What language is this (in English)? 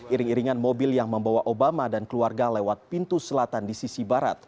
Indonesian